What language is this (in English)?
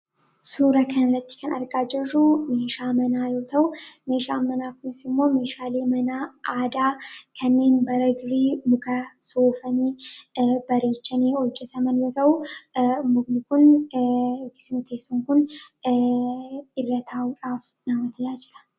Oromo